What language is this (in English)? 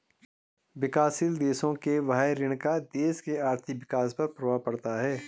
Hindi